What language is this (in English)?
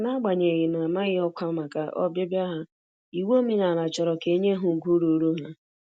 Igbo